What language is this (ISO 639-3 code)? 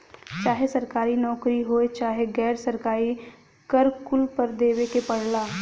bho